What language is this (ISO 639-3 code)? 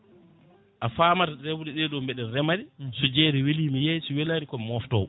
ful